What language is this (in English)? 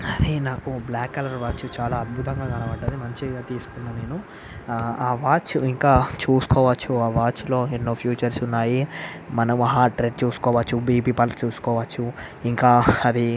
Telugu